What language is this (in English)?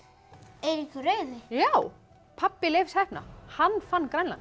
Icelandic